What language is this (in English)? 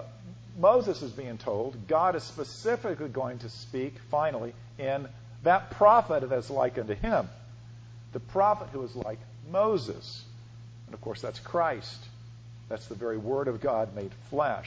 English